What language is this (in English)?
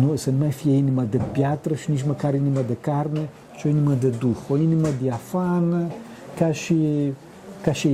Romanian